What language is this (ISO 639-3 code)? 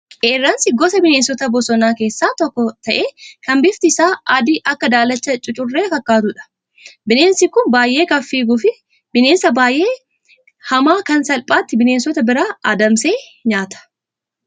orm